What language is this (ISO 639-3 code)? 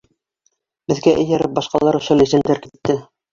bak